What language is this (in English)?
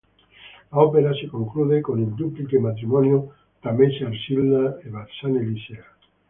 Italian